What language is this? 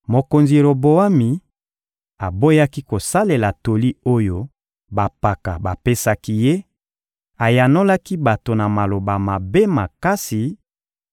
Lingala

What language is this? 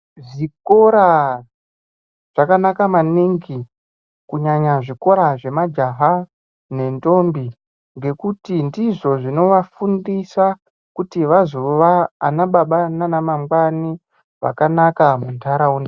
Ndau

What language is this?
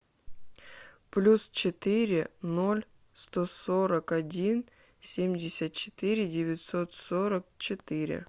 Russian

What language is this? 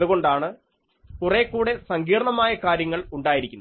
Malayalam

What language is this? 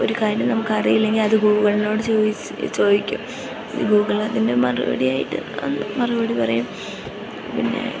Malayalam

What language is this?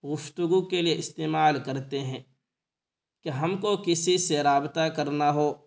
Urdu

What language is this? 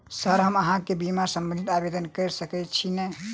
Maithili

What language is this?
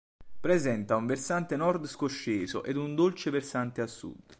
Italian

